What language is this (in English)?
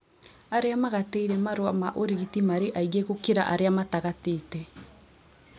Kikuyu